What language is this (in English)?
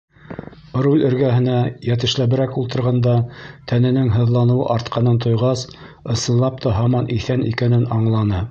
Bashkir